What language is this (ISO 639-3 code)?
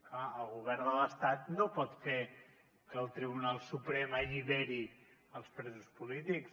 cat